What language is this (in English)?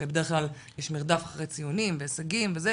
Hebrew